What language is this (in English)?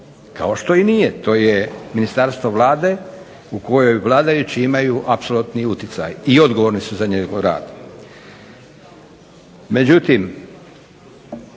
Croatian